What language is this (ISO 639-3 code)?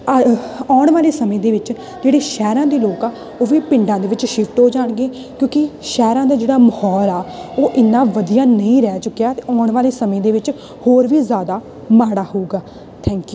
pan